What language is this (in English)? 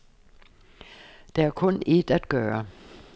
Danish